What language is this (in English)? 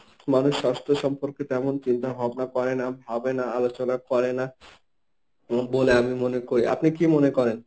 Bangla